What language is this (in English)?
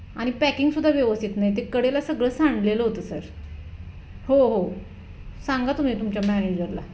Marathi